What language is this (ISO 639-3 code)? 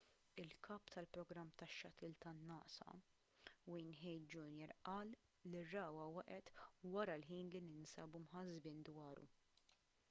mlt